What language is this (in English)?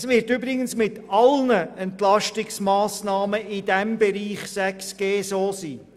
Swiss German